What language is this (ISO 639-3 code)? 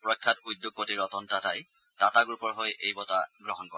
asm